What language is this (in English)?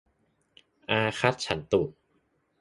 Thai